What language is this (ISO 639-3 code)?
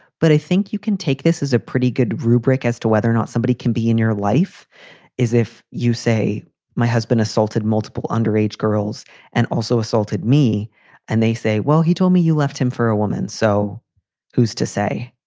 eng